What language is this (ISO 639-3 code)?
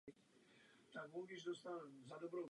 ces